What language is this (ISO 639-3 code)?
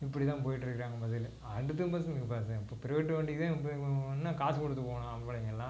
tam